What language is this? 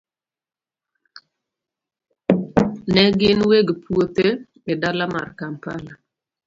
Luo (Kenya and Tanzania)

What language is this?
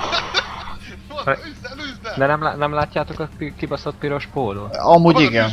Hungarian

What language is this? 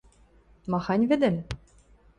Western Mari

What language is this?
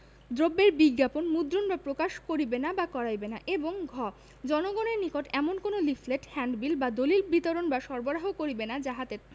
Bangla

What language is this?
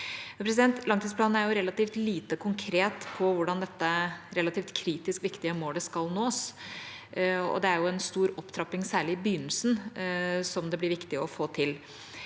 Norwegian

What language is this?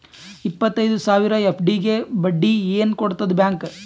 Kannada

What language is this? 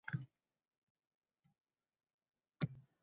Uzbek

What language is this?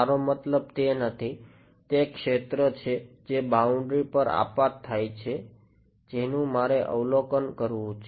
Gujarati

